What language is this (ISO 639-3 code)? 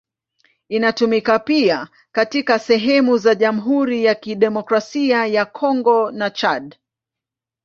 swa